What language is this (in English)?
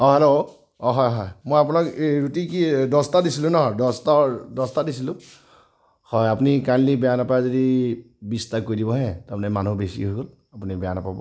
Assamese